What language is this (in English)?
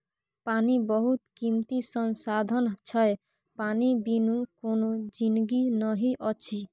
Maithili